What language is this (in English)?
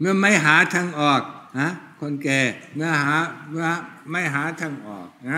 Thai